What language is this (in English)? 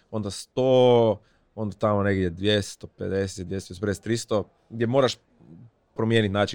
Croatian